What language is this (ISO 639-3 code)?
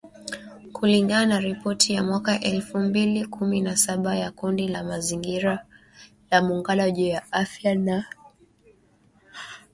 swa